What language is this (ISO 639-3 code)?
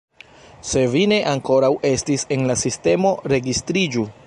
epo